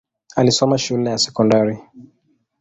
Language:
Swahili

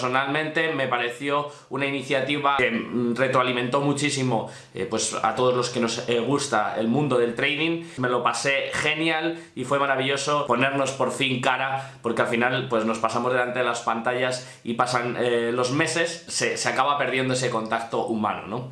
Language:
Spanish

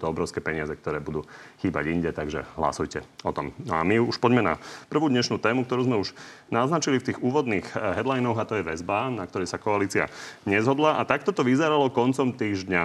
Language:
Slovak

